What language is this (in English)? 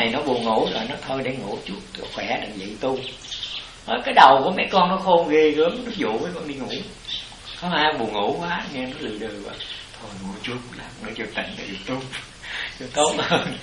Vietnamese